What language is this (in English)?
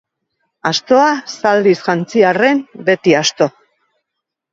Basque